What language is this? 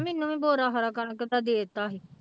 Punjabi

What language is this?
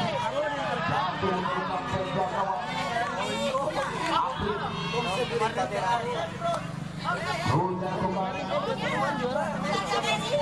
Indonesian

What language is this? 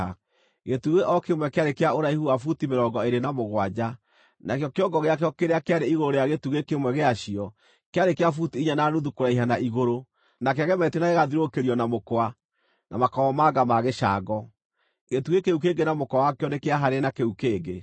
Kikuyu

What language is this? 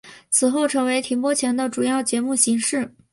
Chinese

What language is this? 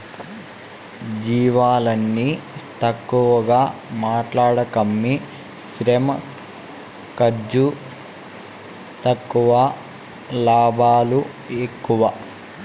Telugu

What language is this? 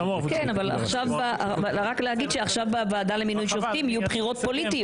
Hebrew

